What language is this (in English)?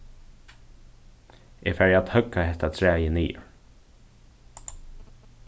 Faroese